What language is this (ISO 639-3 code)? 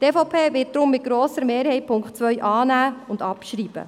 gsw